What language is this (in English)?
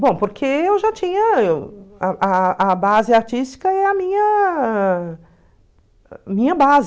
Portuguese